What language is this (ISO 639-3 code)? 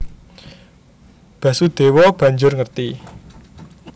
jav